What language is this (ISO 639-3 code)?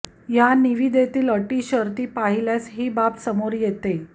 mar